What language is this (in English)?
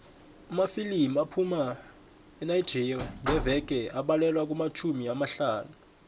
South Ndebele